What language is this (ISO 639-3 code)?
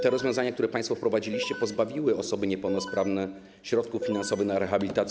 pol